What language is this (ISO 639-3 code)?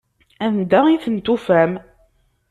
kab